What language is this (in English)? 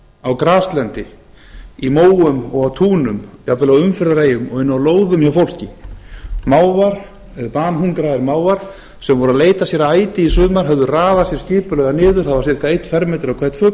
Icelandic